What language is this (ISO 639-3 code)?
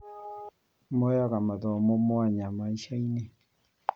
kik